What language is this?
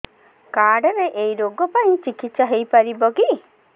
Odia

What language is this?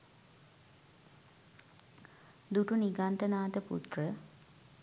Sinhala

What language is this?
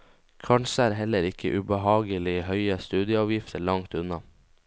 Norwegian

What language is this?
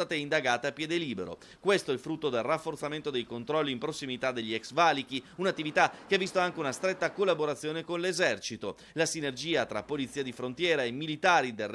Italian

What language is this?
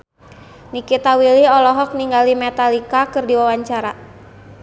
Sundanese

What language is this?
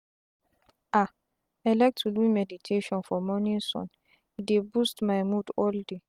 Nigerian Pidgin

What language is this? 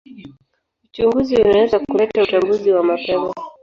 Swahili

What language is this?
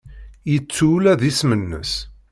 Kabyle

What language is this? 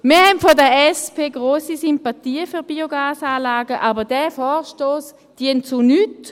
Swiss German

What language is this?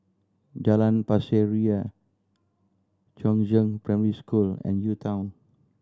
English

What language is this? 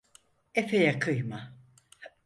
Turkish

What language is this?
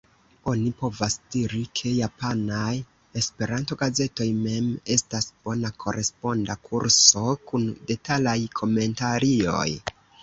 Esperanto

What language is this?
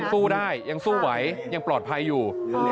Thai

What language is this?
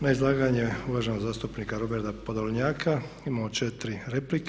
Croatian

